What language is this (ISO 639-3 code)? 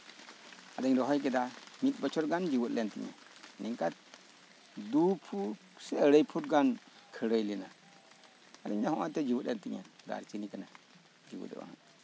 sat